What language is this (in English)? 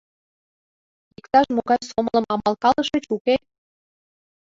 Mari